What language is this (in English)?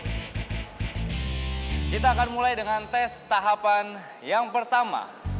Indonesian